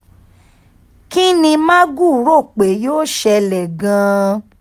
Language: Yoruba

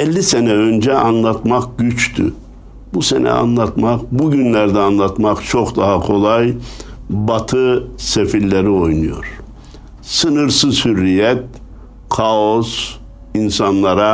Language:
Turkish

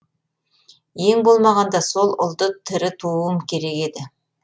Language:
Kazakh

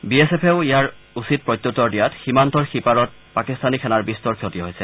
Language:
Assamese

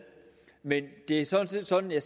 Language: Danish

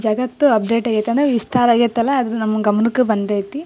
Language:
Kannada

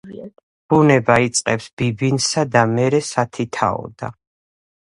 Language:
Georgian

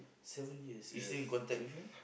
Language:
English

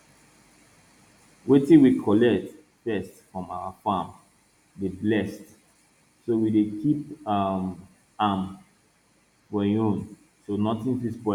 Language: Nigerian Pidgin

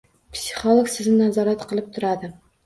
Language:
Uzbek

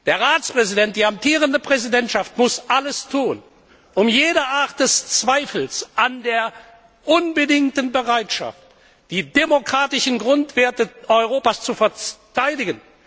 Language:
German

